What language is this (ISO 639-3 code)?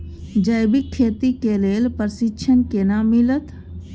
mai